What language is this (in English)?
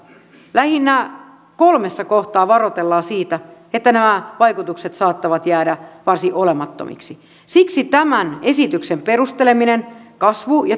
Finnish